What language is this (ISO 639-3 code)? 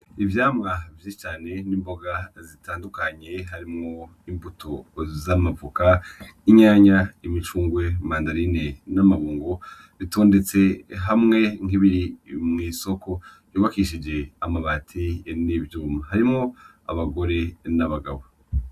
run